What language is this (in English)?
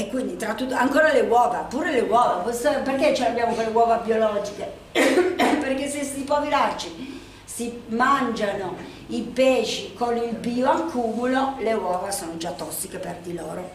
Italian